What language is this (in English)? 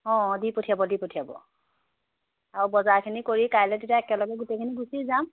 Assamese